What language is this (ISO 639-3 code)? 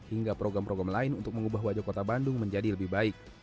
ind